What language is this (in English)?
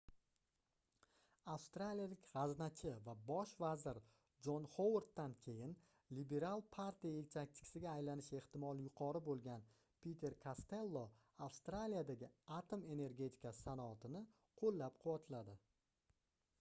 Uzbek